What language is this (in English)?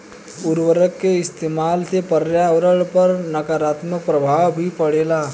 Bhojpuri